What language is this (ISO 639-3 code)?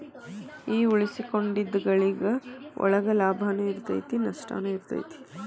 kan